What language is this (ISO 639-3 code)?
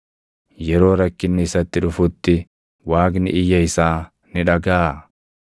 orm